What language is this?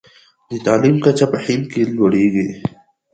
Pashto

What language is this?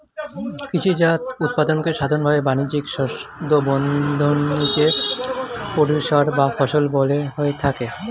Bangla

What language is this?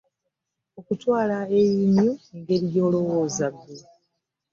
Ganda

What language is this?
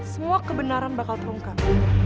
Indonesian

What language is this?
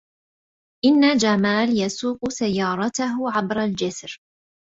Arabic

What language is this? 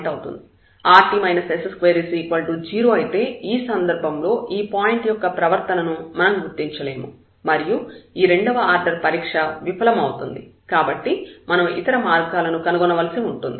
Telugu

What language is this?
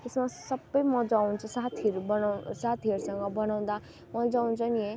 Nepali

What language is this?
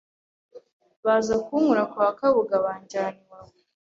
Kinyarwanda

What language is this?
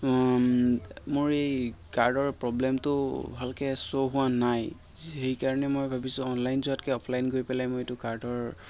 Assamese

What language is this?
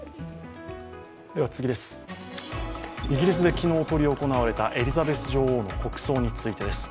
Japanese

